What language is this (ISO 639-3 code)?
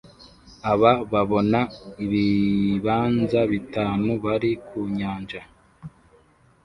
kin